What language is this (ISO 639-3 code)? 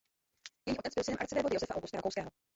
ces